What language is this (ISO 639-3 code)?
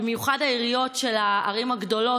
heb